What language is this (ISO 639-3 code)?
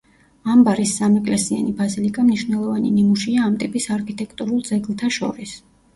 kat